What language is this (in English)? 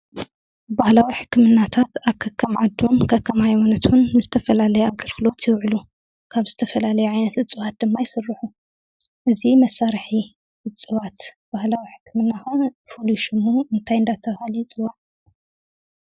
Tigrinya